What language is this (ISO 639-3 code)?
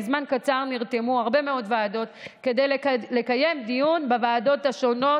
heb